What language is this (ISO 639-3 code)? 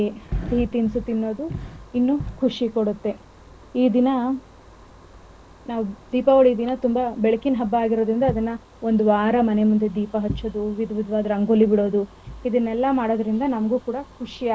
kan